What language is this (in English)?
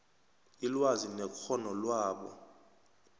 South Ndebele